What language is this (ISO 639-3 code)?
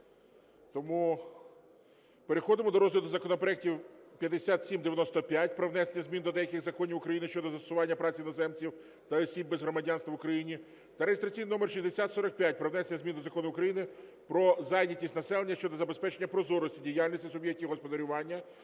ukr